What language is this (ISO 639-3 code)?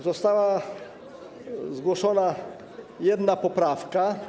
pol